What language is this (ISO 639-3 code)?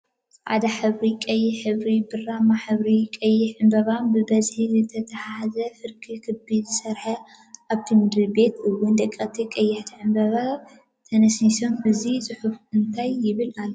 tir